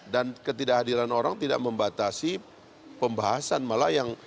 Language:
Indonesian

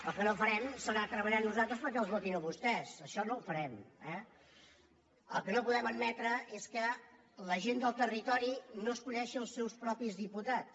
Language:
Catalan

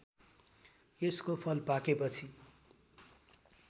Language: Nepali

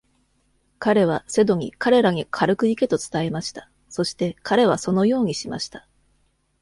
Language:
Japanese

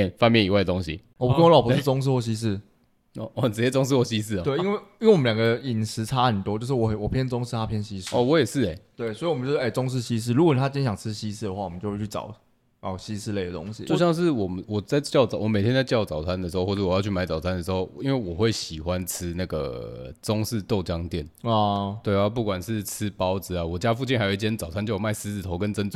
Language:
Chinese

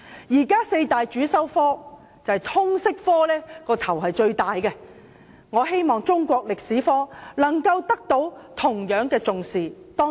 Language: Cantonese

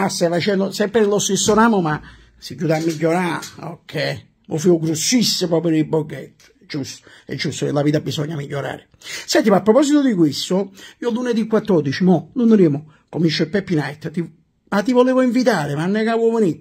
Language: Italian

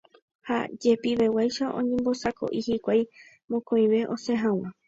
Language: Guarani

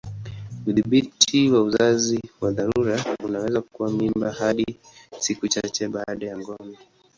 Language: Swahili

